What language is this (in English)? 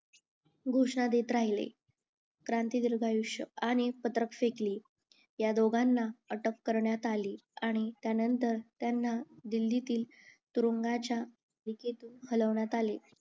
Marathi